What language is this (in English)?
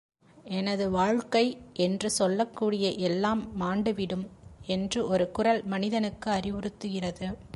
Tamil